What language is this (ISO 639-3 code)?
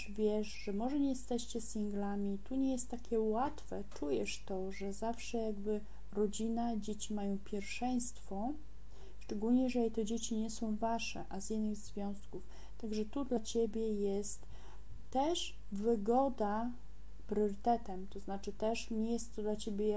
pol